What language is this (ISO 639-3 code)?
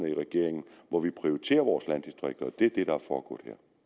dan